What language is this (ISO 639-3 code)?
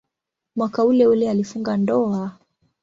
swa